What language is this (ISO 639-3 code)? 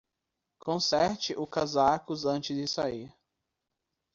por